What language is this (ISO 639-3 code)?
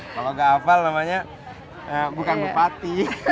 ind